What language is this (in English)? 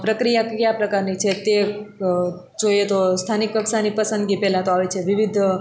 Gujarati